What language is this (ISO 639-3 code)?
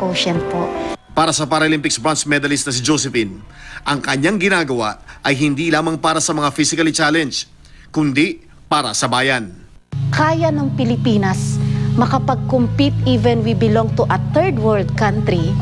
fil